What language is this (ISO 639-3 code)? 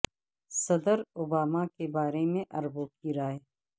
urd